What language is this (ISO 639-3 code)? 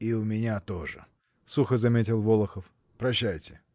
rus